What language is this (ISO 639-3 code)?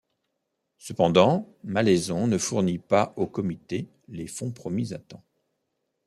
fra